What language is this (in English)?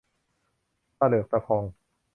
Thai